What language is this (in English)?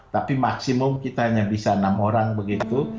Indonesian